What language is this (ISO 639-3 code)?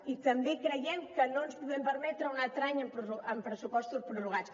cat